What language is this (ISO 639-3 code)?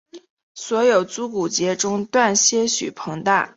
zho